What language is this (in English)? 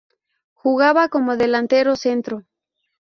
Spanish